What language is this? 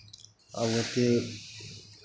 Maithili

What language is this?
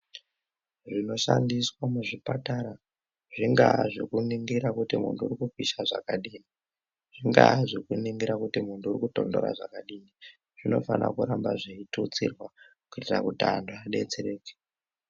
Ndau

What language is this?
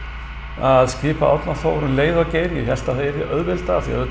Icelandic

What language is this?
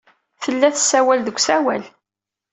Kabyle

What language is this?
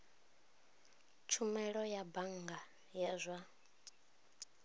Venda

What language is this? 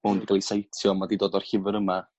Welsh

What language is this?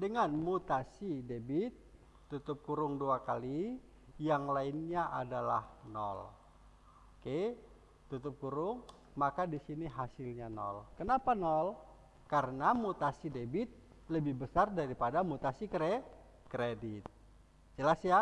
Indonesian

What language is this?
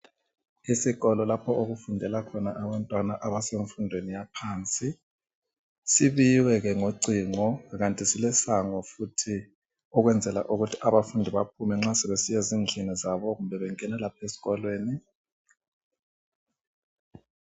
North Ndebele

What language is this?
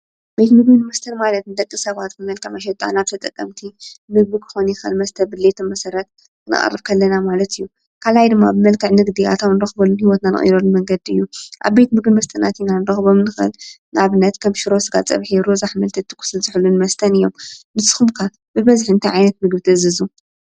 Tigrinya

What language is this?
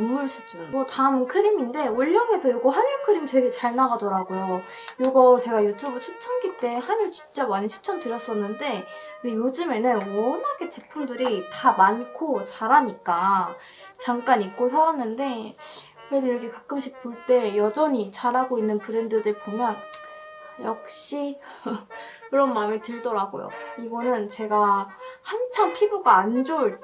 Korean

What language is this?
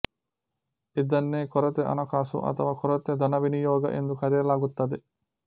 Kannada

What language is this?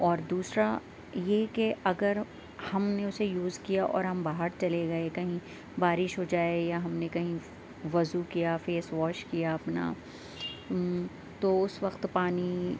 Urdu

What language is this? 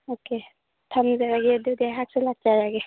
Manipuri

